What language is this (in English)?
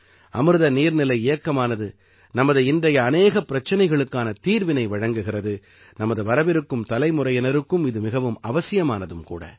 Tamil